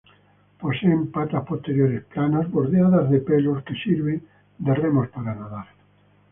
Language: Spanish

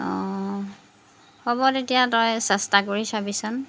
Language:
Assamese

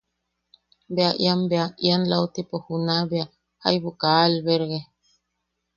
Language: Yaqui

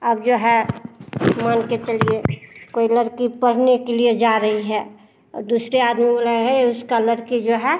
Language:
Hindi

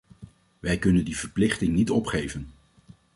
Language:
Dutch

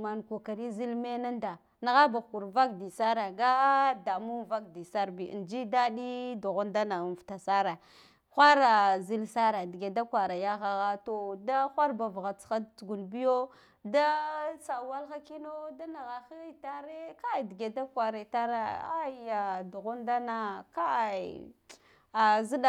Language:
Guduf-Gava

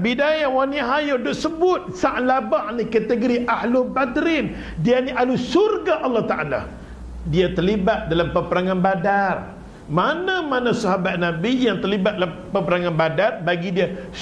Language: Malay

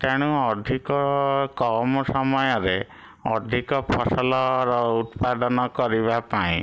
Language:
Odia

